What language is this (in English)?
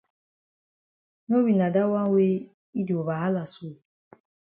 Cameroon Pidgin